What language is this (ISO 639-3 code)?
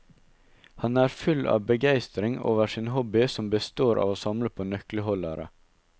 nor